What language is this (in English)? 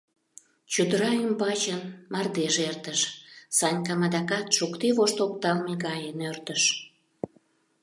Mari